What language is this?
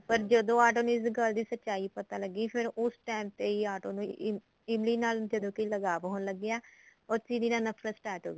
Punjabi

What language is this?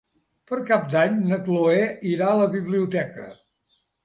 Catalan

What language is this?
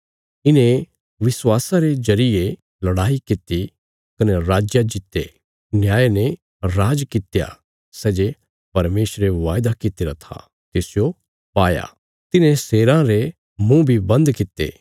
Bilaspuri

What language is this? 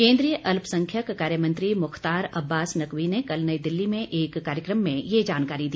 Hindi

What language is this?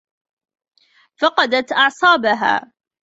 Arabic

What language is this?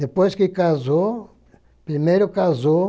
Portuguese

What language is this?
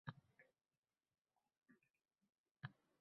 Uzbek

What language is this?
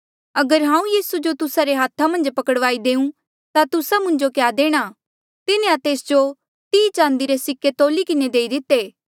Mandeali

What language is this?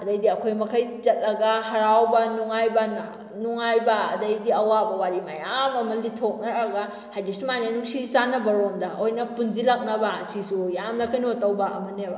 Manipuri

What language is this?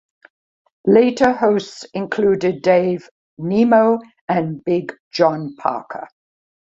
English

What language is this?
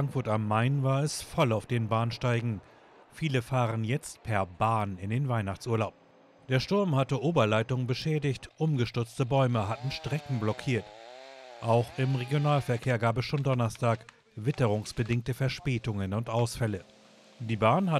German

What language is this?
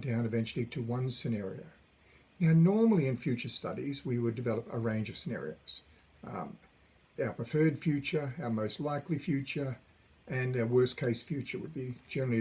English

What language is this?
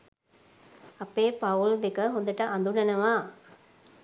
Sinhala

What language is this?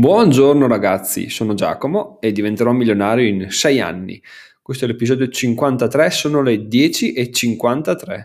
Italian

